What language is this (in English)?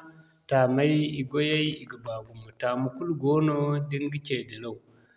Zarma